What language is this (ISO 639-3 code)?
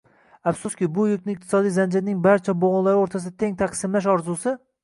uzb